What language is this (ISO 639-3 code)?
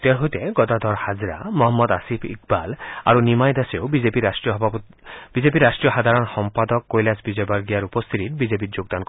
asm